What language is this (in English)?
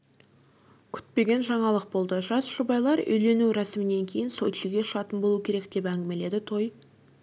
Kazakh